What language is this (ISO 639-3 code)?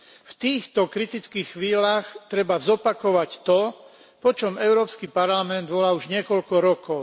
slk